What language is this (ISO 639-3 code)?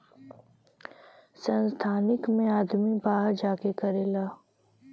bho